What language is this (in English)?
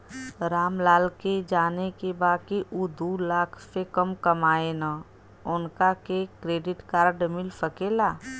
Bhojpuri